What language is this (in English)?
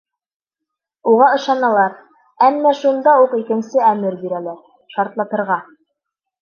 Bashkir